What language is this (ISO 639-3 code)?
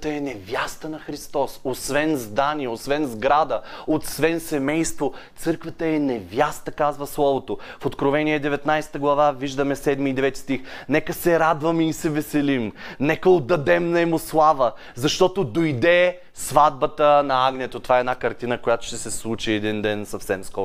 bul